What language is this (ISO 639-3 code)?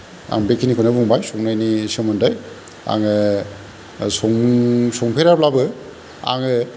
brx